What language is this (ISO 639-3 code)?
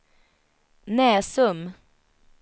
swe